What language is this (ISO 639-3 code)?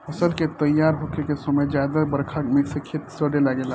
bho